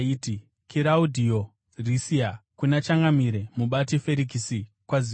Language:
Shona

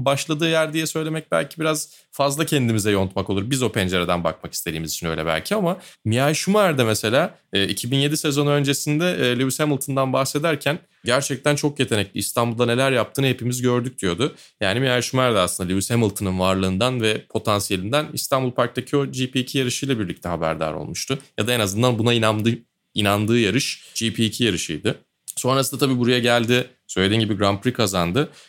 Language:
Turkish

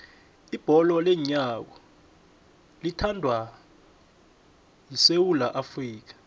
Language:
South Ndebele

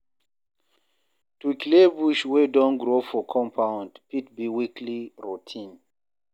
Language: Nigerian Pidgin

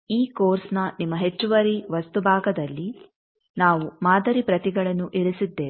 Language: Kannada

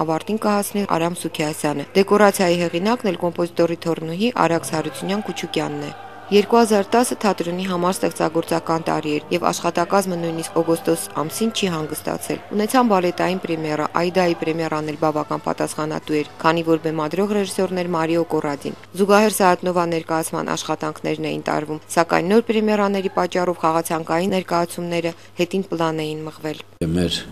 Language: Romanian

